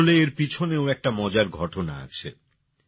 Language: Bangla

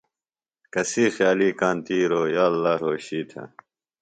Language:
Phalura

